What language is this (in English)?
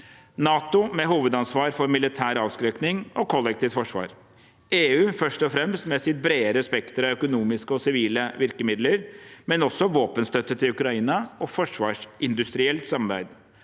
Norwegian